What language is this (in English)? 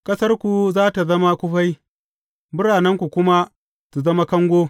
Hausa